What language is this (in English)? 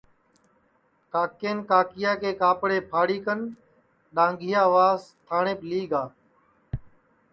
Sansi